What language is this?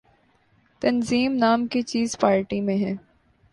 Urdu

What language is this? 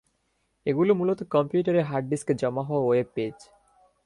Bangla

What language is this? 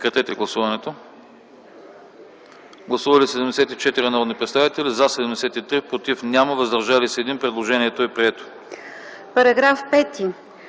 Bulgarian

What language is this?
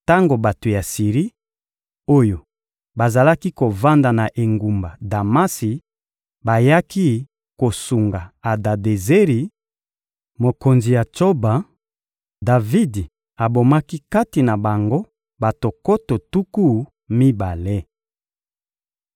Lingala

